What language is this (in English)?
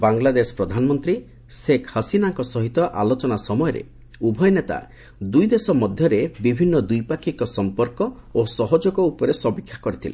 Odia